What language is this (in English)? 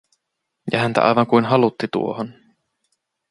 Finnish